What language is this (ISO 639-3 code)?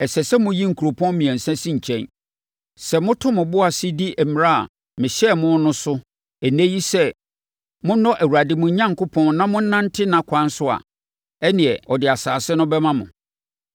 aka